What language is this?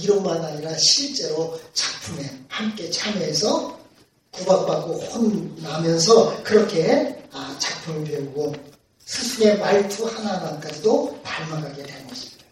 Korean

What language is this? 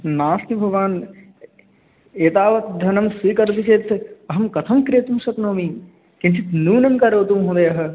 Sanskrit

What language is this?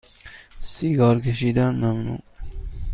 Persian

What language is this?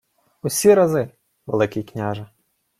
Ukrainian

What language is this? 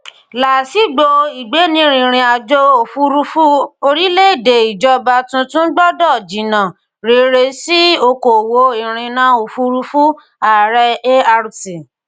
Yoruba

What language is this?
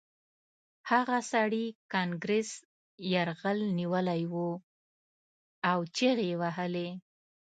Pashto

